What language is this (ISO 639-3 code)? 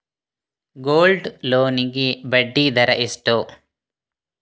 kan